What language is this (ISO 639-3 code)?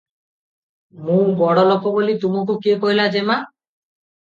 ori